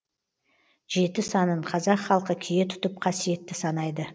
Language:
Kazakh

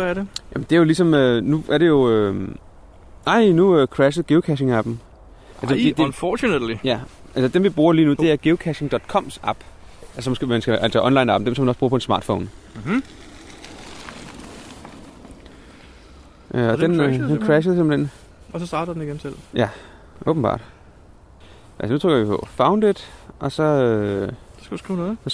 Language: Danish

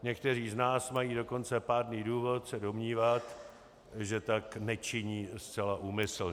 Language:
Czech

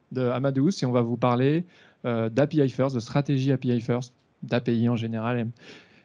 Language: French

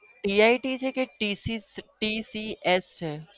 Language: Gujarati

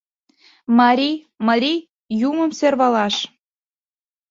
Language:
Mari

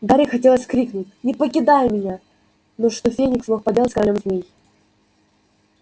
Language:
Russian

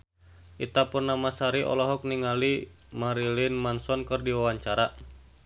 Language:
Sundanese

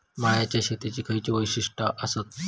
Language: Marathi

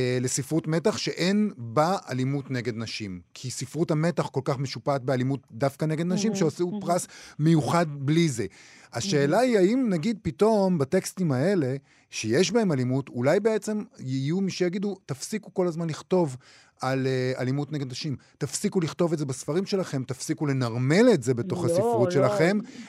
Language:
Hebrew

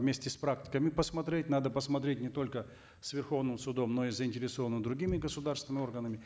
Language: Kazakh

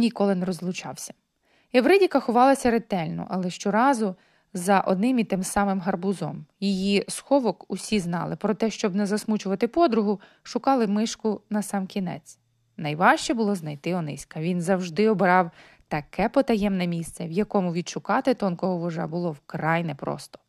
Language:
Ukrainian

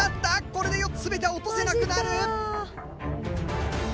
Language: Japanese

